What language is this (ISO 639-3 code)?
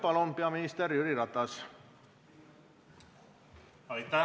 est